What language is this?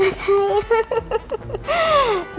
Indonesian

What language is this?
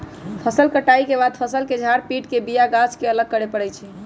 Magahi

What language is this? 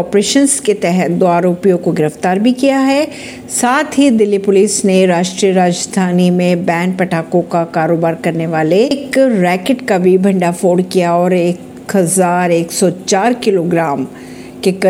Hindi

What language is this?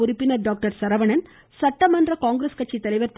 Tamil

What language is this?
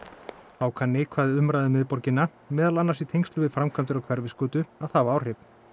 Icelandic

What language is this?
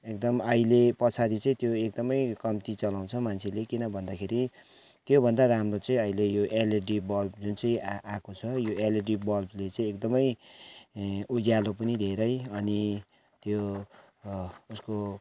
Nepali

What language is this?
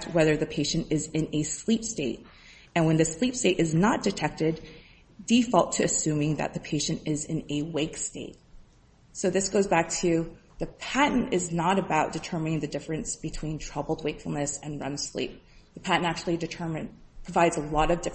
English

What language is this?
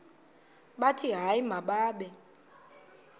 Xhosa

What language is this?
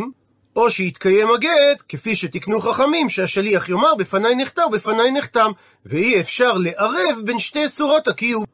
Hebrew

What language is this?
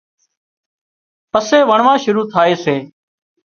Wadiyara Koli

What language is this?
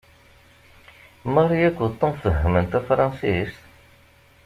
Kabyle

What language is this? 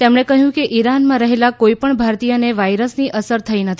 Gujarati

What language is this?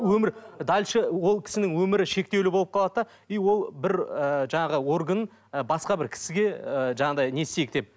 Kazakh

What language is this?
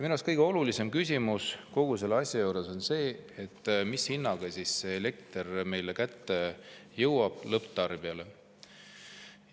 Estonian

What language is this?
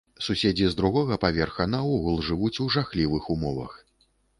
Belarusian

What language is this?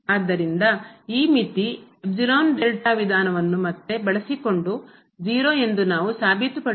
Kannada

